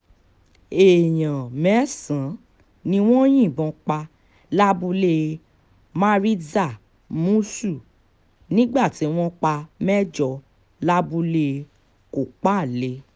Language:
Yoruba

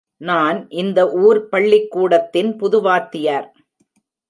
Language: Tamil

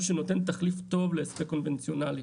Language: Hebrew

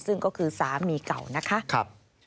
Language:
Thai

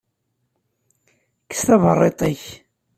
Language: Kabyle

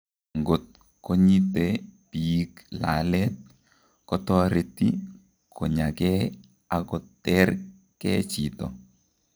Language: Kalenjin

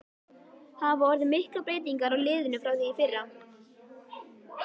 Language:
Icelandic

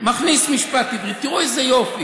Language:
Hebrew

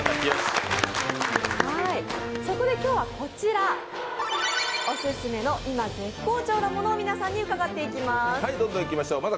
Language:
Japanese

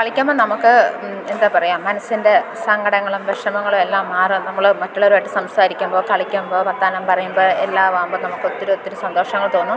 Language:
Malayalam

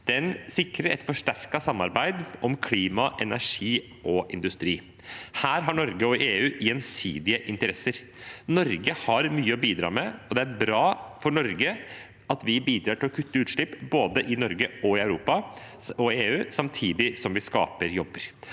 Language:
Norwegian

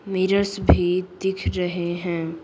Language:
Hindi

